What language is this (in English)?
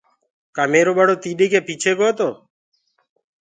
Gurgula